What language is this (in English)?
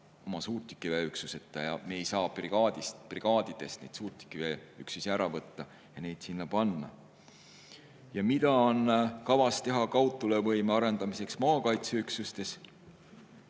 Estonian